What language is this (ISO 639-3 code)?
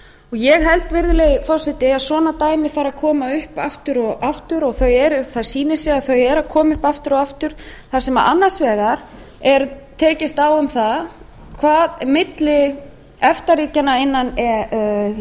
isl